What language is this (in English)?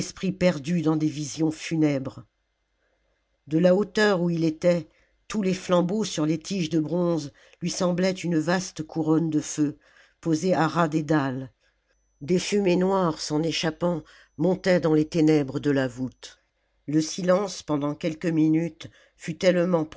French